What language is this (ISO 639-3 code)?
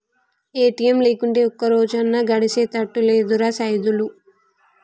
tel